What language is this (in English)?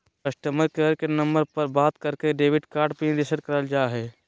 Magahi